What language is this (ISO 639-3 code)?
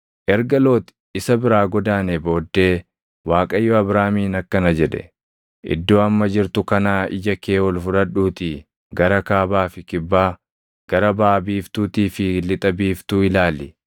orm